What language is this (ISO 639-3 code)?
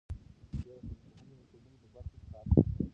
pus